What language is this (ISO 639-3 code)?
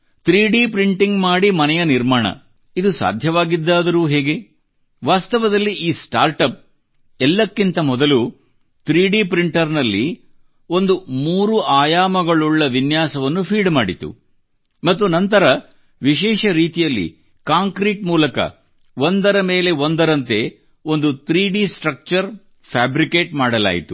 kan